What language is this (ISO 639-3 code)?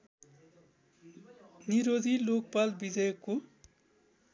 nep